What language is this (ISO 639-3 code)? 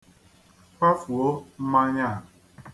ibo